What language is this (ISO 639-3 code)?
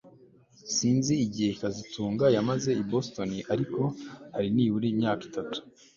kin